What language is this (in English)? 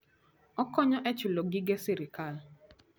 Luo (Kenya and Tanzania)